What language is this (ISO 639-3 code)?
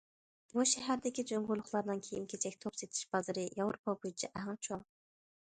uig